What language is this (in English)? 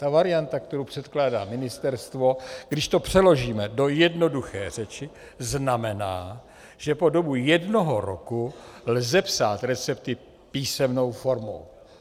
Czech